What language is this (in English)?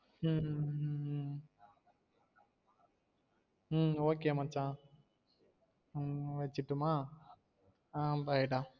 Tamil